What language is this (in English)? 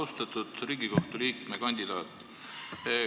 Estonian